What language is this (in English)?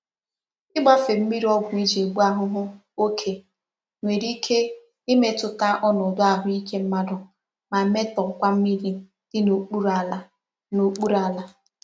Igbo